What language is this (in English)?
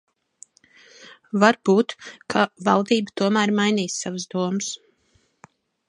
Latvian